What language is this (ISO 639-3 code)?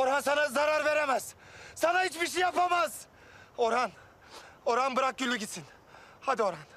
tur